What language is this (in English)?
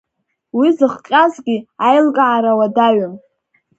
Abkhazian